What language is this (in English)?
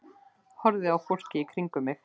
Icelandic